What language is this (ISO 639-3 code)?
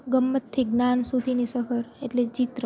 guj